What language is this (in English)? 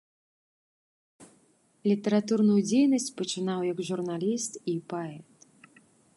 Belarusian